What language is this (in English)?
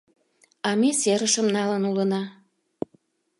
Mari